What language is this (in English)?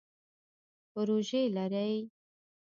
Pashto